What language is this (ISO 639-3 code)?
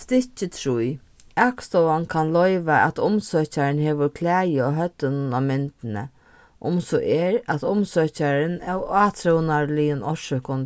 fao